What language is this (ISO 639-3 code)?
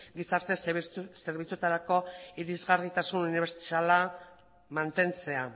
eus